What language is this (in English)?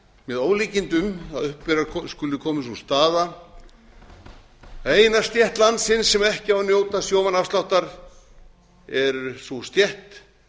Icelandic